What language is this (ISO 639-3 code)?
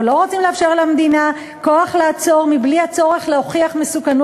heb